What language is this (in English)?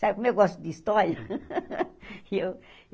Portuguese